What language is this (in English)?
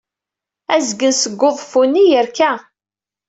Kabyle